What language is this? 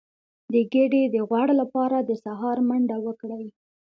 Pashto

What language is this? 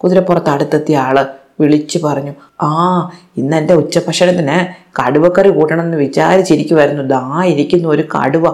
Malayalam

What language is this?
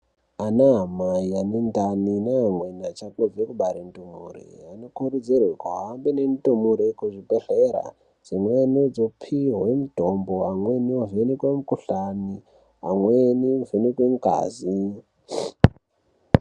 Ndau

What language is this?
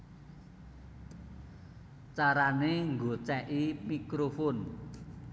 Javanese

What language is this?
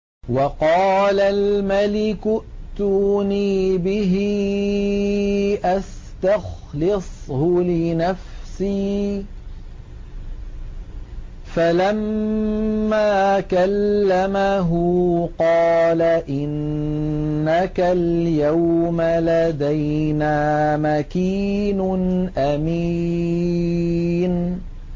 Arabic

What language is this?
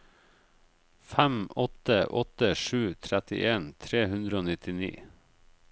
Norwegian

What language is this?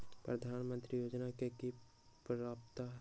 Magahi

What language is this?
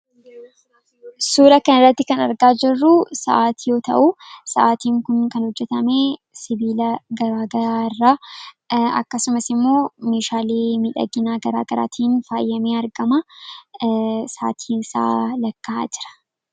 Oromo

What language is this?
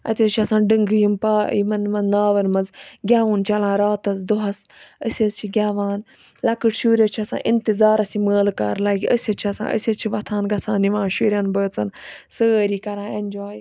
Kashmiri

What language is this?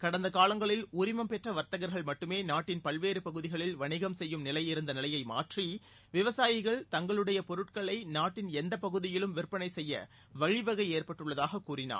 Tamil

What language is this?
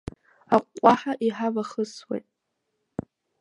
Abkhazian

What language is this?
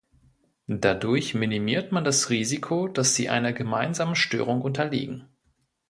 German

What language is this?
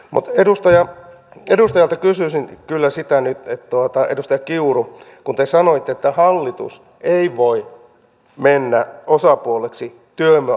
Finnish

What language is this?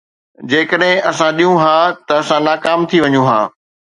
Sindhi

